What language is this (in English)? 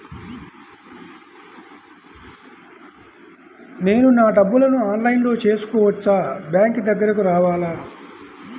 Telugu